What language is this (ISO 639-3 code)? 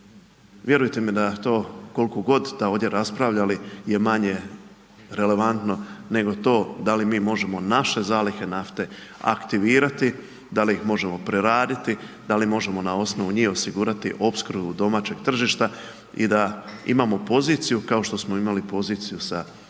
hrv